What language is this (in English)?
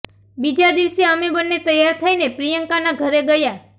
Gujarati